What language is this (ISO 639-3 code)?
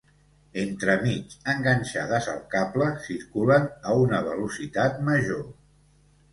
cat